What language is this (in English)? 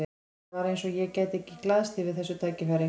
Icelandic